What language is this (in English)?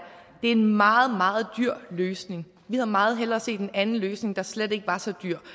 Danish